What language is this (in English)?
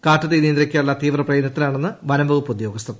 Malayalam